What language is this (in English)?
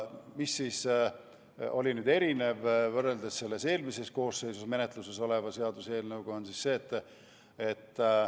Estonian